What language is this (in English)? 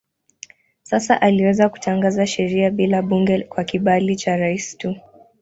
Swahili